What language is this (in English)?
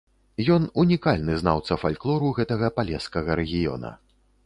Belarusian